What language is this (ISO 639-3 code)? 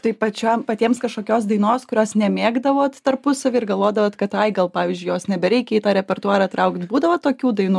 lit